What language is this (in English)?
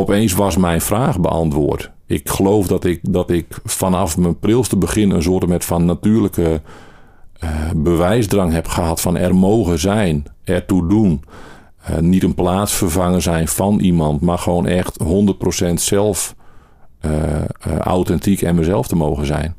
Dutch